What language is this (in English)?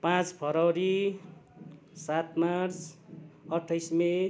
Nepali